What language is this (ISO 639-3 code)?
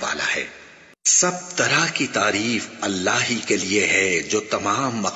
ara